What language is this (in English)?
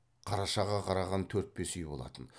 Kazakh